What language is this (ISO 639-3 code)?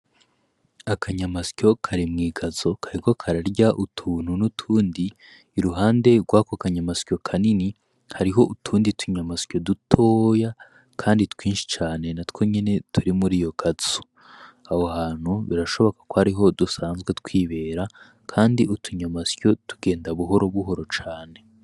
run